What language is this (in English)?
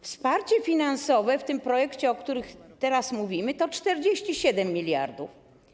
Polish